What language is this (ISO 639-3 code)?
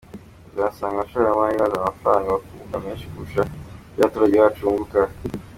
kin